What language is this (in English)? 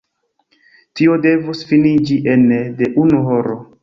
Esperanto